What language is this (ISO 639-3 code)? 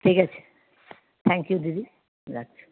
ben